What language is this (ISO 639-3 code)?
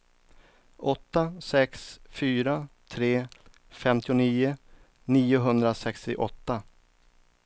swe